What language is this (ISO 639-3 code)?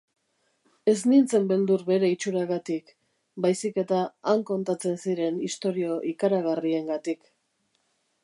eus